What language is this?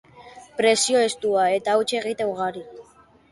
Basque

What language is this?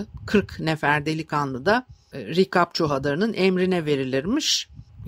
Turkish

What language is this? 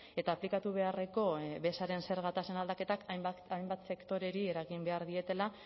Basque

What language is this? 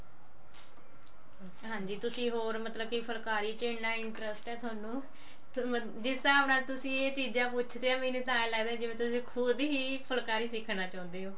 Punjabi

